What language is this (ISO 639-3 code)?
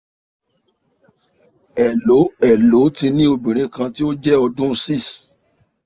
yor